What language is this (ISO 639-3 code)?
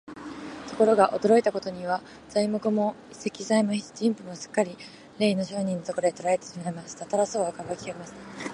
jpn